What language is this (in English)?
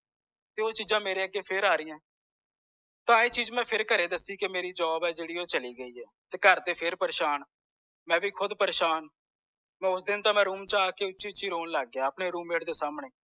Punjabi